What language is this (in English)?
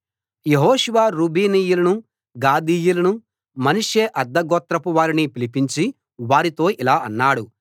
Telugu